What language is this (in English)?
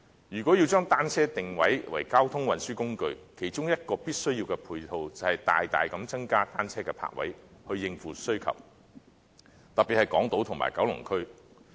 Cantonese